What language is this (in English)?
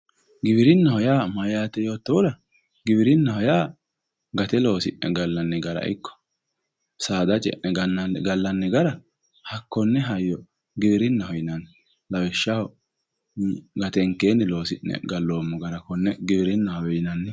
Sidamo